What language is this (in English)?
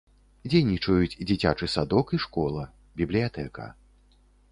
Belarusian